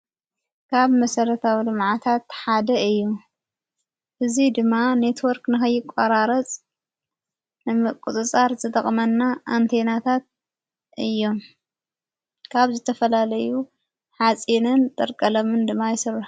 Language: Tigrinya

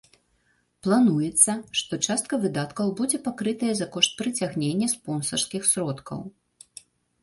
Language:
Belarusian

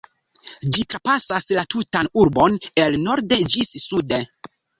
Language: Esperanto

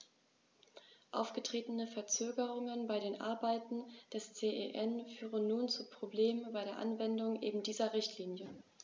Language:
German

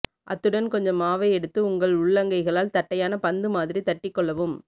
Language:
Tamil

